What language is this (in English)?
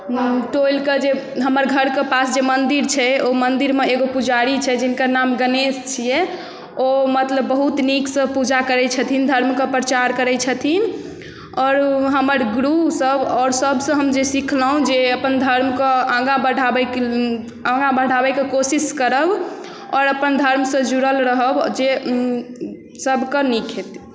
Maithili